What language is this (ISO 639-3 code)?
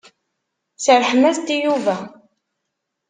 kab